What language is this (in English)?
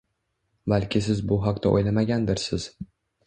Uzbek